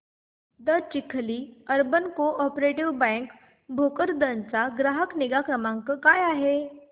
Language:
Marathi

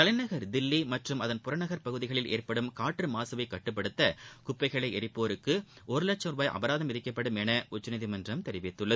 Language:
Tamil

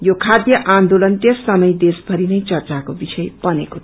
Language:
Nepali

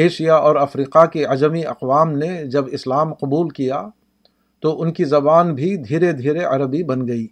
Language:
Urdu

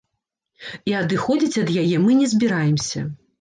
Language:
Belarusian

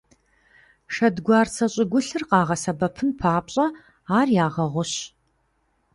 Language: Kabardian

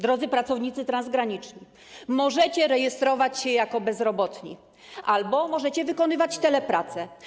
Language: Polish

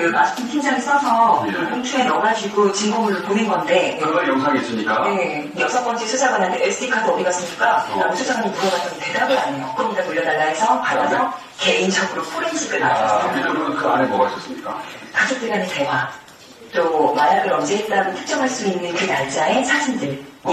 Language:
Korean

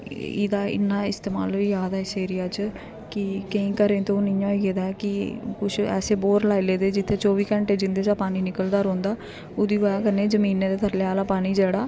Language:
Dogri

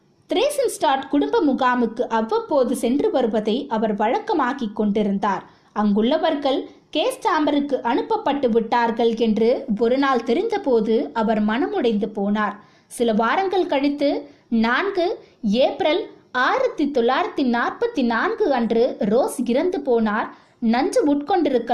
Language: Tamil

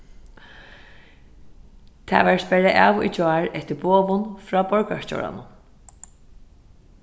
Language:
Faroese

